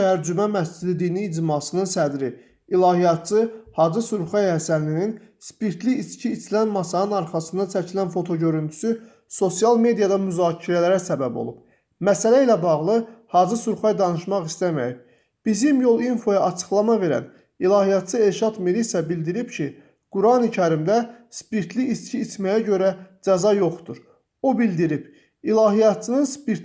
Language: Azerbaijani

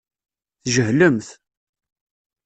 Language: Kabyle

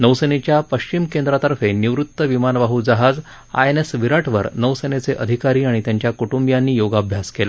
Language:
Marathi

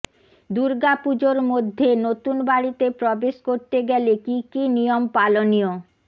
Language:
Bangla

